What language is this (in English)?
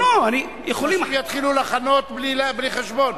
Hebrew